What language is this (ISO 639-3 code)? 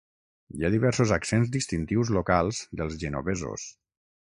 cat